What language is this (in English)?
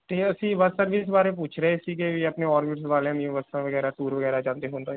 Punjabi